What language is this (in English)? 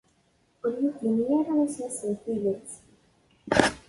Kabyle